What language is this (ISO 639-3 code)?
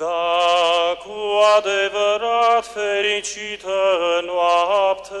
ron